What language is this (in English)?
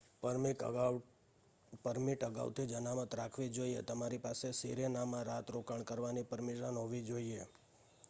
Gujarati